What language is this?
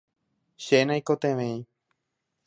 Guarani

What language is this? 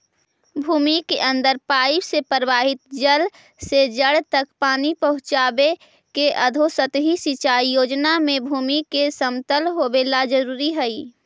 Magahi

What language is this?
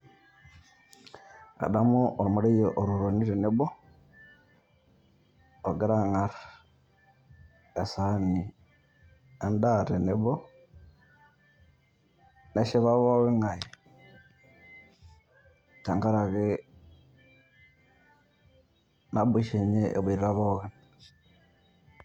Masai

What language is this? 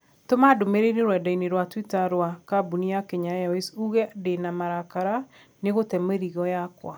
Kikuyu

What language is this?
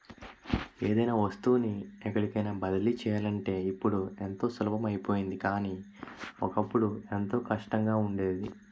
Telugu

